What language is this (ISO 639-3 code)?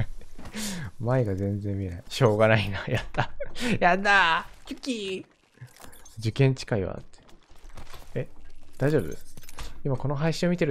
jpn